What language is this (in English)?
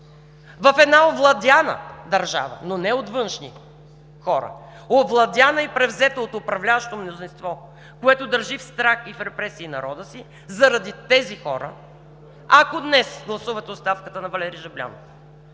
Bulgarian